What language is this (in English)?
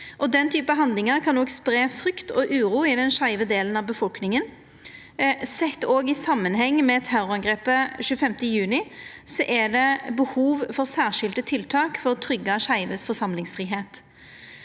Norwegian